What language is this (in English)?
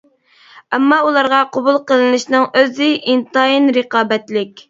Uyghur